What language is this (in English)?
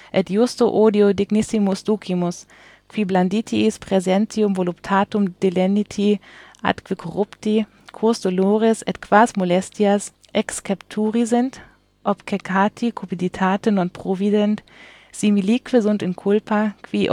German